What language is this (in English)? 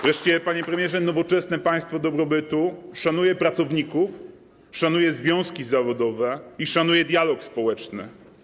Polish